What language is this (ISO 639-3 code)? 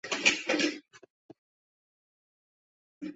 zho